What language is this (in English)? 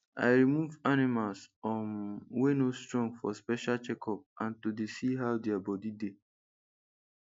Nigerian Pidgin